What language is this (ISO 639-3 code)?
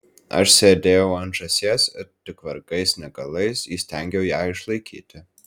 lit